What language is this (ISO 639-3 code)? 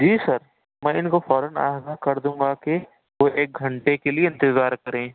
urd